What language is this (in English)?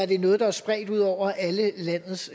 Danish